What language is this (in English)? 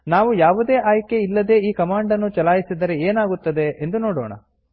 Kannada